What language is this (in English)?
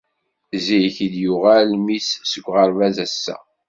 Kabyle